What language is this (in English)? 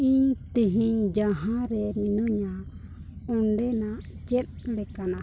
Santali